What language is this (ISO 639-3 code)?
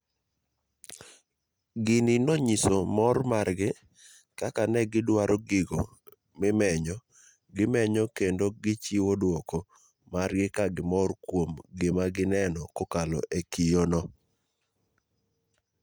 luo